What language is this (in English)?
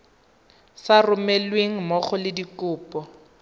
Tswana